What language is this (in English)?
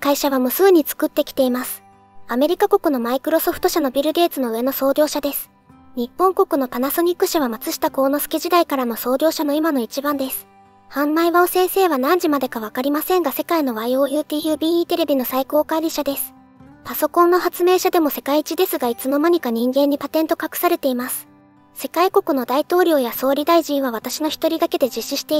Japanese